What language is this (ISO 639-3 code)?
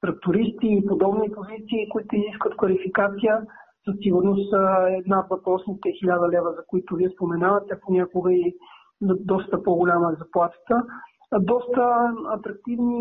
bul